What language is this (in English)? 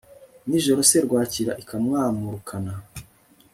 Kinyarwanda